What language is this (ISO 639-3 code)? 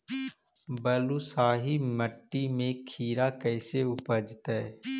mag